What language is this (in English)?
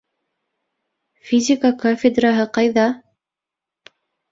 Bashkir